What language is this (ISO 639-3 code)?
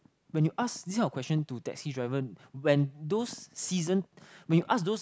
eng